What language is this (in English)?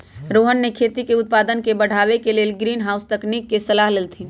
Magahi